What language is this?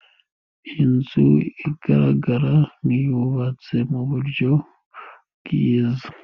Kinyarwanda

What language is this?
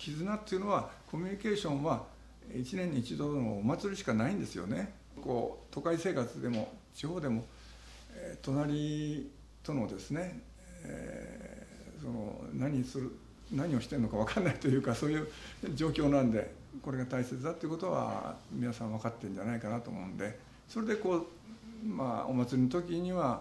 Japanese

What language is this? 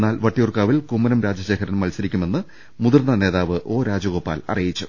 Malayalam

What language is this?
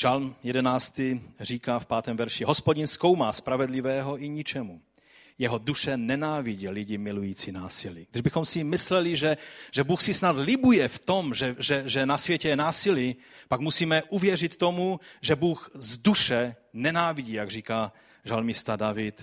Czech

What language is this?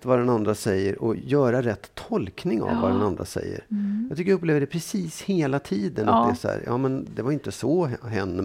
Swedish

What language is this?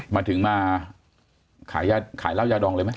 Thai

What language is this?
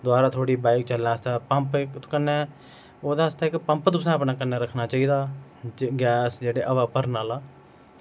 Dogri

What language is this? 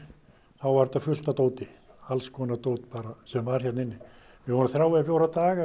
Icelandic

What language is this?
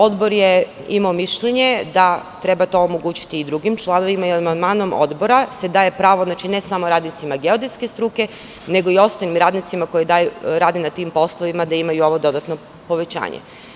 Serbian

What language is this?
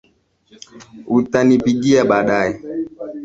Swahili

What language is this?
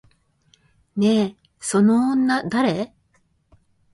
Japanese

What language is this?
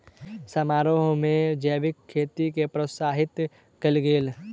Maithili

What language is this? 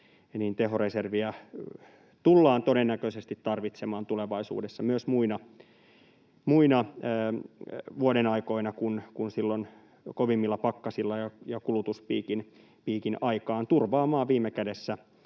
Finnish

